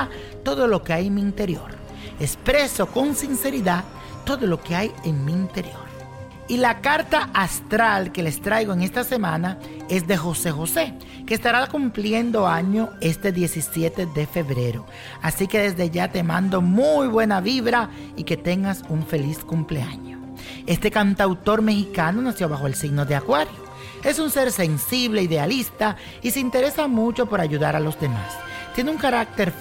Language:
Spanish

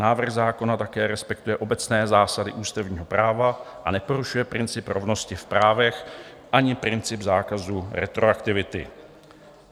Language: Czech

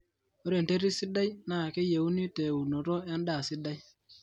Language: Masai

